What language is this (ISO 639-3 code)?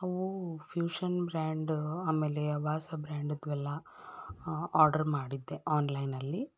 kan